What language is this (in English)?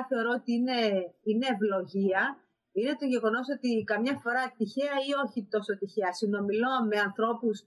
Greek